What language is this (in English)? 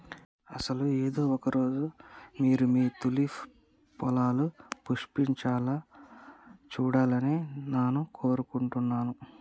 Telugu